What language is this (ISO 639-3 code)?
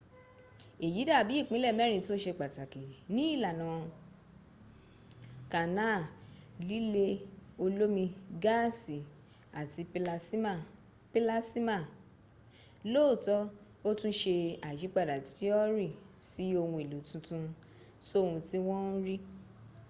yor